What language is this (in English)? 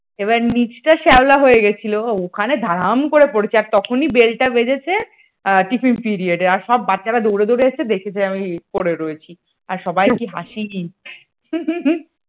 Bangla